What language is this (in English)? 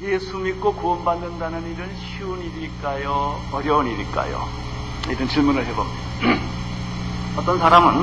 Korean